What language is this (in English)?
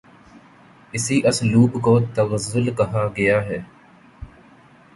Urdu